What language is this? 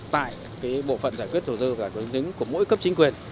Vietnamese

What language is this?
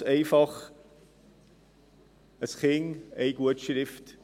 Swiss German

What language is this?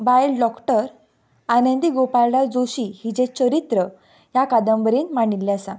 Konkani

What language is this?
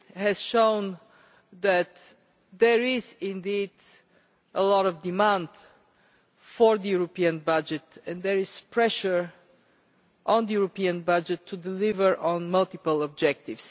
English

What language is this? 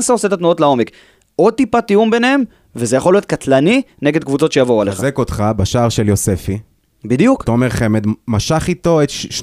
Hebrew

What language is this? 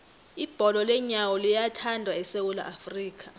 South Ndebele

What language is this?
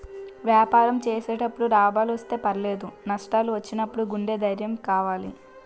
Telugu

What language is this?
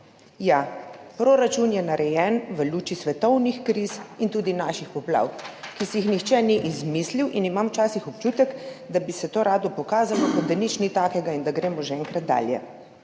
Slovenian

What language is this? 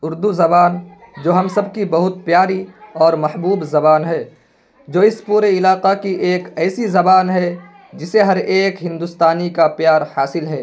Urdu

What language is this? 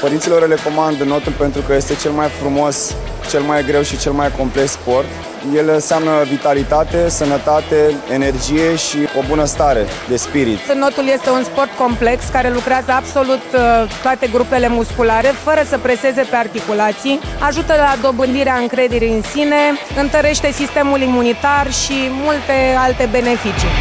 Romanian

